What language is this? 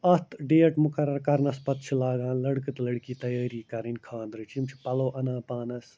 Kashmiri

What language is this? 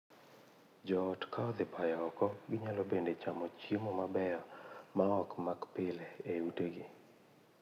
Luo (Kenya and Tanzania)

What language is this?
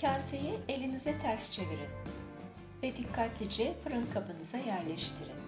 Turkish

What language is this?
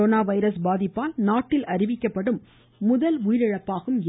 Tamil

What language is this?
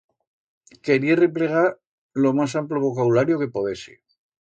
Aragonese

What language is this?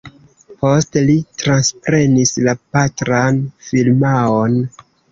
Esperanto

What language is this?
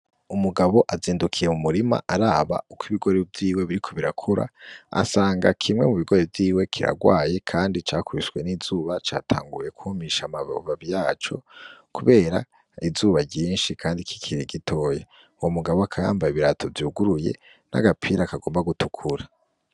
Rundi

